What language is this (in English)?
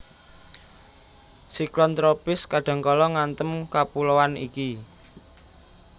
Javanese